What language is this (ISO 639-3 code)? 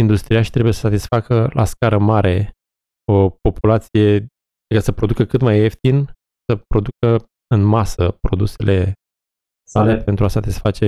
ron